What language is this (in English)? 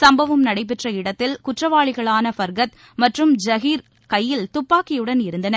Tamil